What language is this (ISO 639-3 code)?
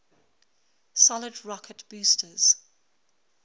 eng